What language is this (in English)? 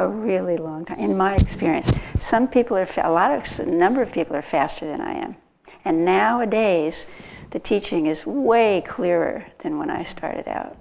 English